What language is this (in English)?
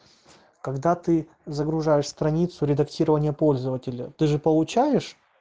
Russian